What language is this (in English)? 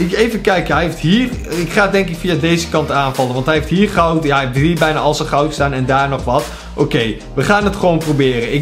Dutch